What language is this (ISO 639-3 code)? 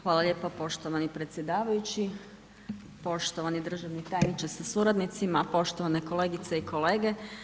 hrv